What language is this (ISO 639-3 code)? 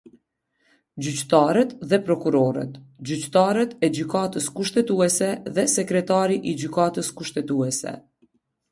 sqi